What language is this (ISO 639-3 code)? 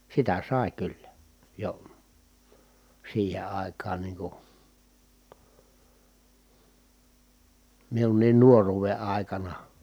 fin